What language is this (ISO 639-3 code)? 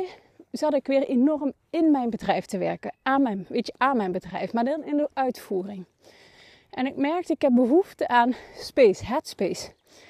nld